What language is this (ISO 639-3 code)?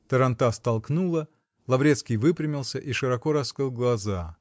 rus